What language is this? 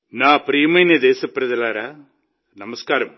Telugu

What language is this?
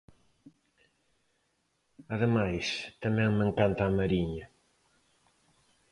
Galician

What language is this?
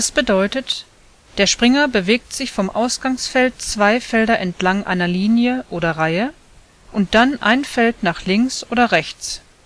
German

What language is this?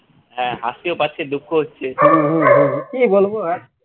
Bangla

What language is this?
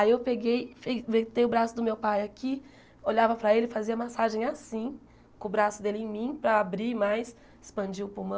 Portuguese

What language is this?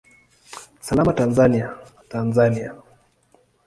Swahili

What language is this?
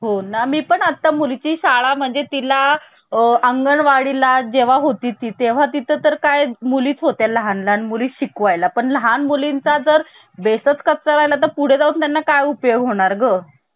Marathi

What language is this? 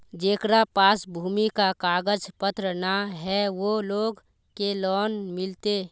Magahi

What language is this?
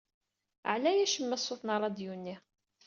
Kabyle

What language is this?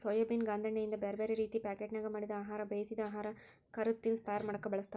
Kannada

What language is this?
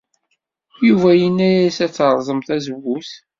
Kabyle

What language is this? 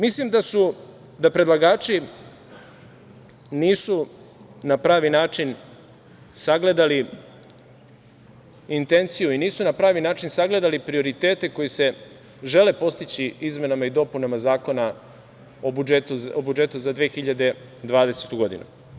Serbian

